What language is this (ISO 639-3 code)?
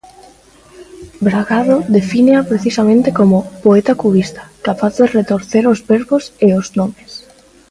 glg